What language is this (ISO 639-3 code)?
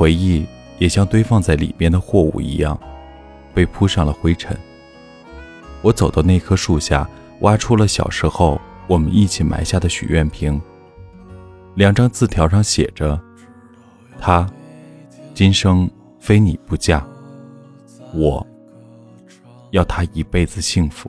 zho